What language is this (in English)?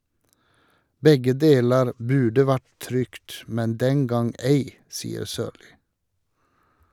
Norwegian